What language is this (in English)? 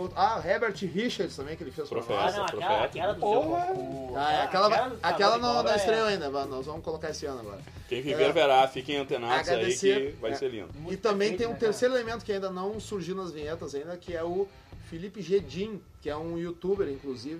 Portuguese